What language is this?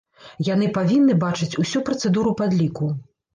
Belarusian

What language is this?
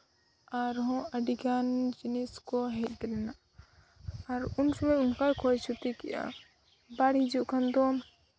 Santali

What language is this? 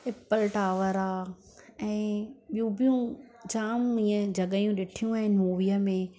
Sindhi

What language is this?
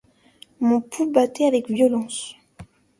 French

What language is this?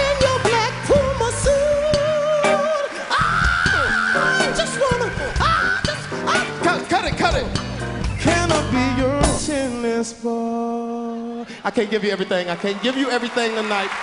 English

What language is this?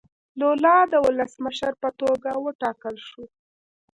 Pashto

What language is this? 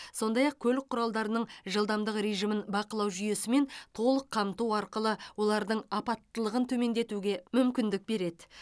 Kazakh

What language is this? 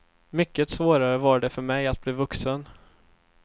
Swedish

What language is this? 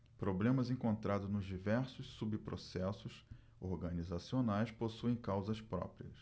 Portuguese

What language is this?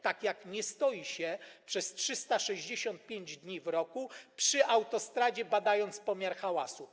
Polish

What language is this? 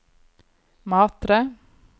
Norwegian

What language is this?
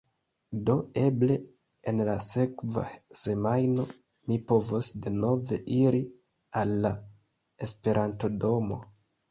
Esperanto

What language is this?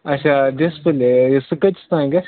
Kashmiri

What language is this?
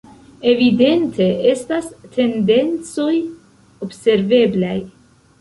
Esperanto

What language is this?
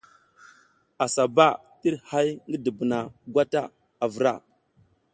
South Giziga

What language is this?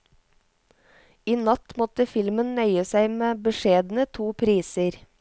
Norwegian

